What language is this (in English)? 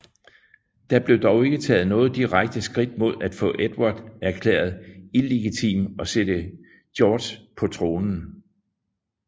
Danish